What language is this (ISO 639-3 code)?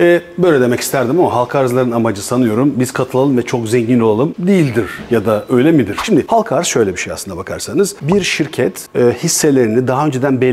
tur